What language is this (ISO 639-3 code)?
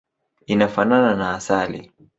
swa